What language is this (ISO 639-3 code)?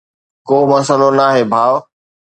snd